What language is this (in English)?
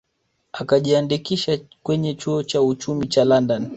Swahili